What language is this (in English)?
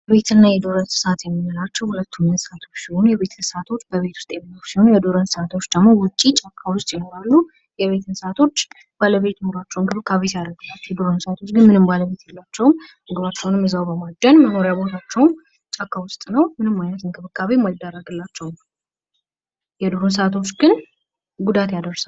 Amharic